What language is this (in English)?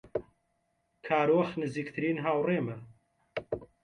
Central Kurdish